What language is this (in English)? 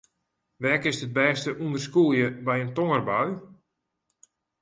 Western Frisian